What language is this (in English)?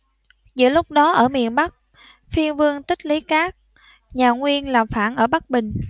Vietnamese